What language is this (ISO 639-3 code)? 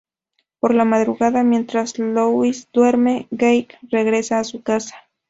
spa